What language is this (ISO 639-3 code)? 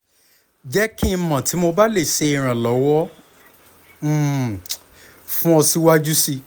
yor